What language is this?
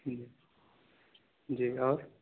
Urdu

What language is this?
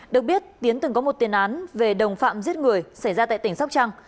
Vietnamese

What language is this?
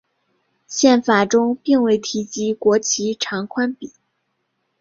Chinese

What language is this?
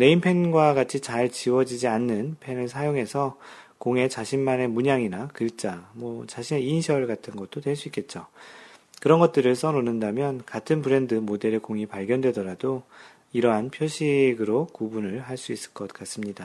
Korean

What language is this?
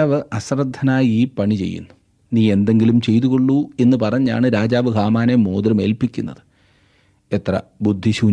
Malayalam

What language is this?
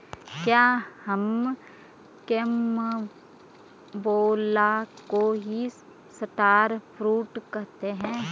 Hindi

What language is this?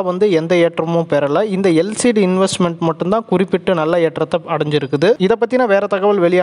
Arabic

